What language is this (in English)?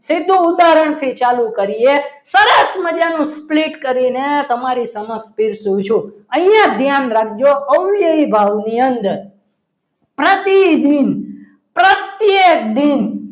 Gujarati